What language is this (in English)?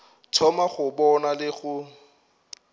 Northern Sotho